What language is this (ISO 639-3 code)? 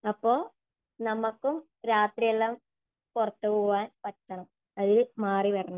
mal